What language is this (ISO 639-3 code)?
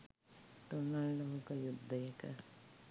sin